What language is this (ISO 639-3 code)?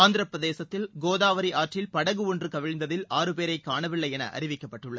tam